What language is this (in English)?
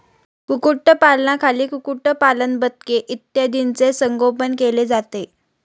Marathi